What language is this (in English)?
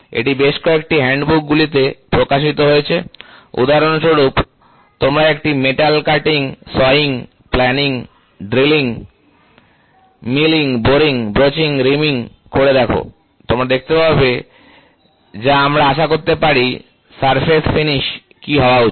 Bangla